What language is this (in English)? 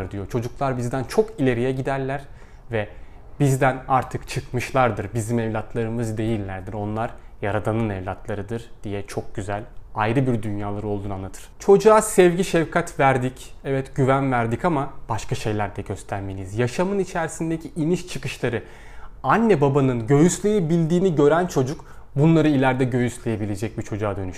Turkish